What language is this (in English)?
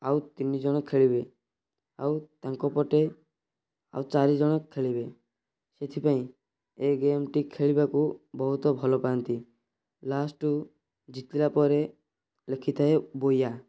Odia